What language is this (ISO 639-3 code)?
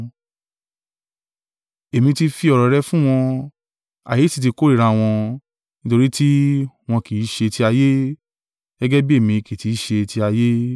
yor